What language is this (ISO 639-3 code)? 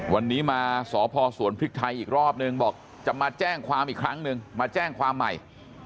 tha